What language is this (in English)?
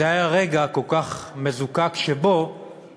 Hebrew